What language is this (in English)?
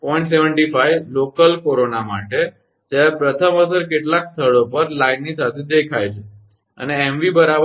Gujarati